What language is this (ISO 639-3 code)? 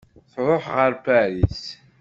kab